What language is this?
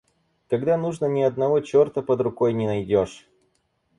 Russian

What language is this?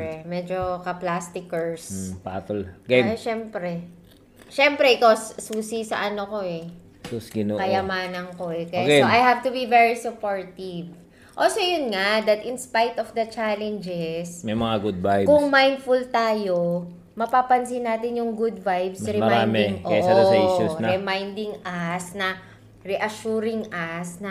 Filipino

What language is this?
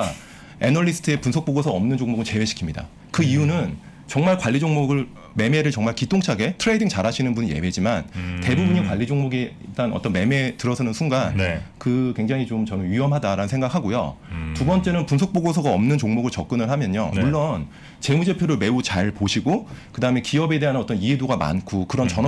Korean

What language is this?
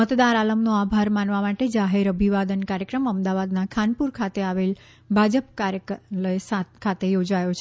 Gujarati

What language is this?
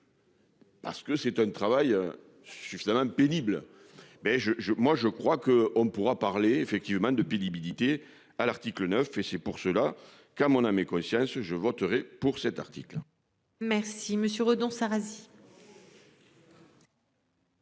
French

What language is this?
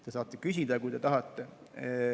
Estonian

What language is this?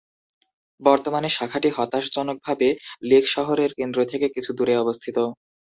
Bangla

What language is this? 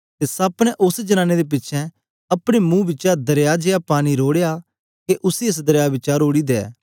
Dogri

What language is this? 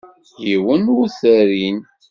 Kabyle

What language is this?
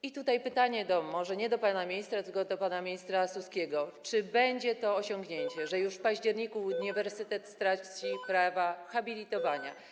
Polish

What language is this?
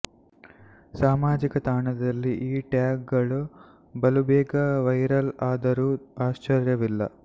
Kannada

